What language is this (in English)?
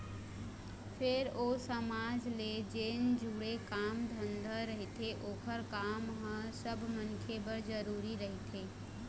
Chhattisgarhi